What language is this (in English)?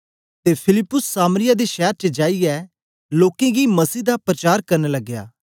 Dogri